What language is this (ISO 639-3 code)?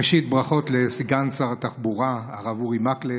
heb